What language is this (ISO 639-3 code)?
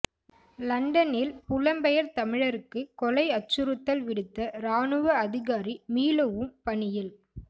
tam